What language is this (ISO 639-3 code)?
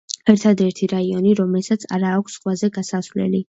kat